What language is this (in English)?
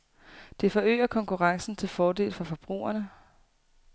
Danish